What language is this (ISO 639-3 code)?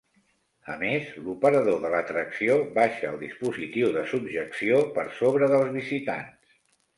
cat